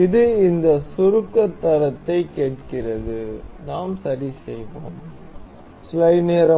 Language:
Tamil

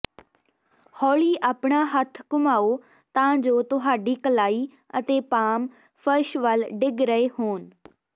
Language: Punjabi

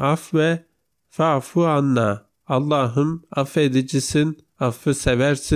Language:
Turkish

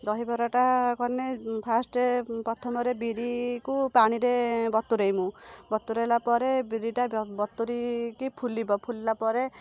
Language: Odia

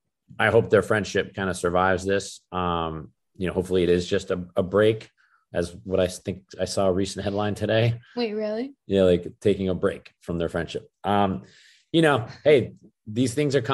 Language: English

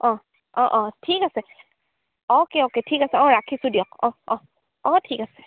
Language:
Assamese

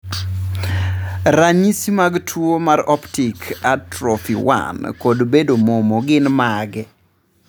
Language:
Luo (Kenya and Tanzania)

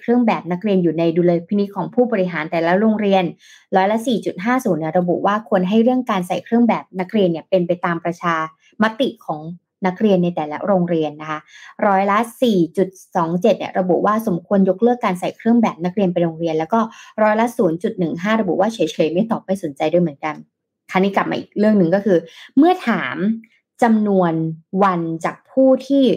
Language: Thai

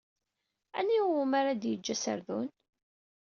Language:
Kabyle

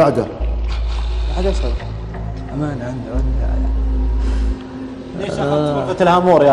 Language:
Arabic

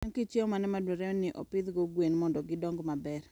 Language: Luo (Kenya and Tanzania)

